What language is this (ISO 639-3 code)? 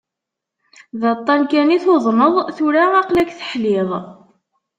kab